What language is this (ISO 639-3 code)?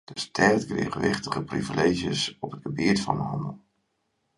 fry